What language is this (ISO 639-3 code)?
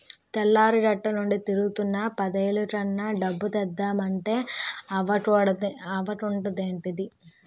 tel